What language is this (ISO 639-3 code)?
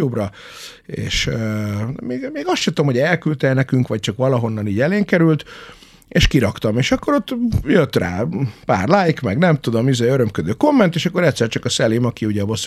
hun